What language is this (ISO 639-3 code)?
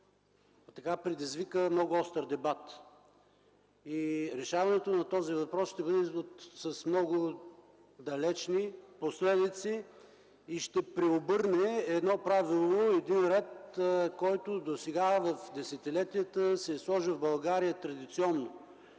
bul